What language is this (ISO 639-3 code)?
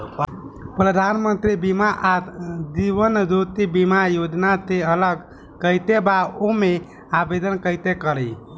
bho